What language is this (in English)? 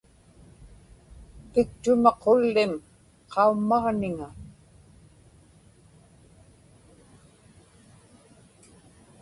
Inupiaq